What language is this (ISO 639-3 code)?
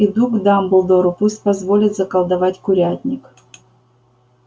rus